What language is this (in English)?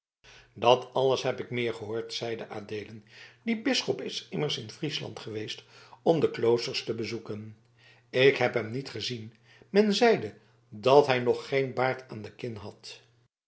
Dutch